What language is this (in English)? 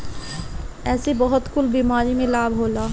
Bhojpuri